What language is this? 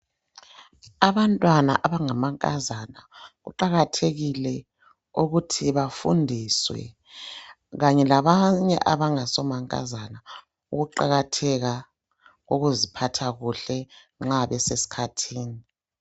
North Ndebele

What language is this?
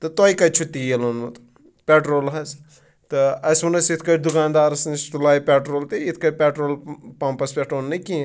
Kashmiri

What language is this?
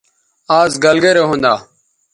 Bateri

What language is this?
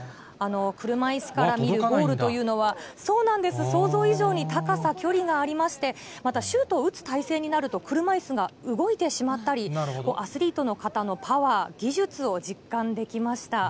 Japanese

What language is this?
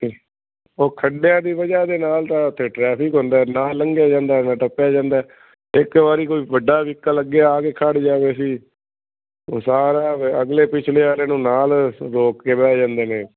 Punjabi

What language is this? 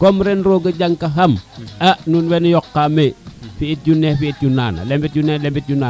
Serer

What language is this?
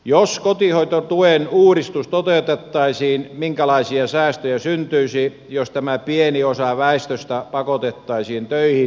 Finnish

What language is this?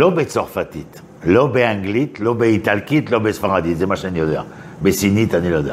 Hebrew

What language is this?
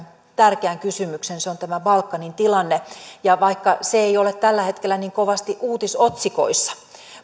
Finnish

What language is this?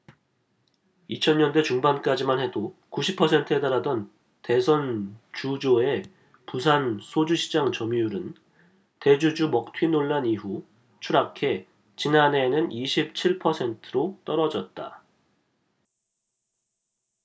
Korean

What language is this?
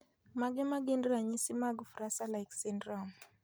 Luo (Kenya and Tanzania)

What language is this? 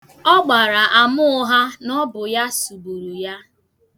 Igbo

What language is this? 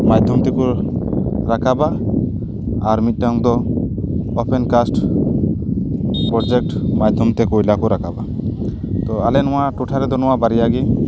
Santali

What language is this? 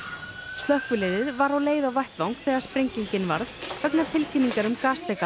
Icelandic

